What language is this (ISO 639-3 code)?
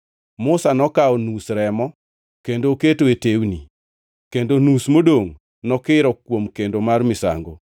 luo